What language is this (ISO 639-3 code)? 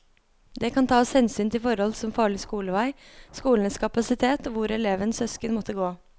nor